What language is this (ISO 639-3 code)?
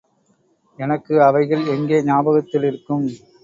tam